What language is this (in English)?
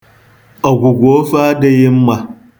Igbo